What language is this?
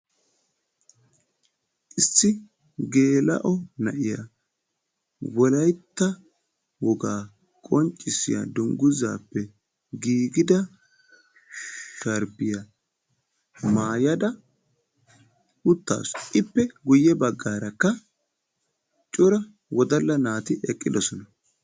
Wolaytta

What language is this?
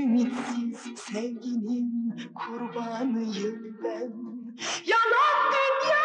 Turkish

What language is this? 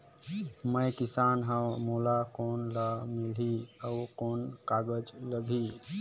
Chhattisgarhi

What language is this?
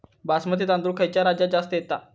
Marathi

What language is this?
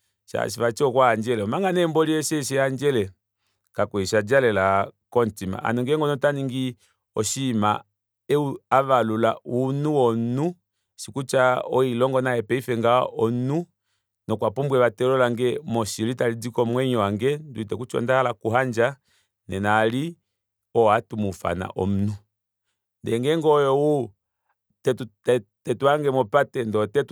Kuanyama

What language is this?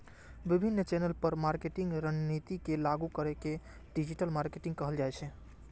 Maithili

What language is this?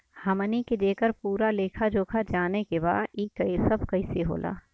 Bhojpuri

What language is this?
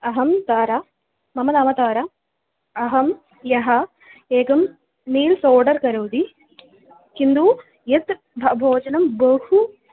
Sanskrit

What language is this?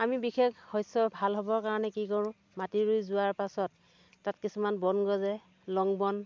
Assamese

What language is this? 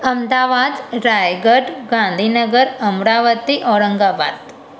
Sindhi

